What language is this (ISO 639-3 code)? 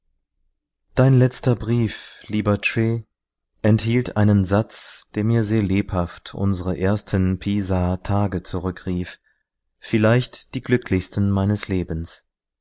deu